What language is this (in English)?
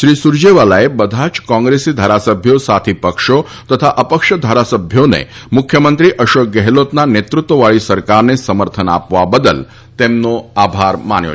Gujarati